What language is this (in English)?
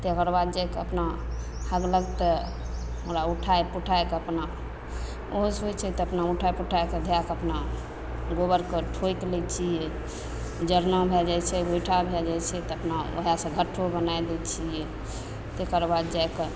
Maithili